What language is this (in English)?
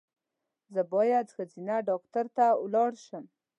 Pashto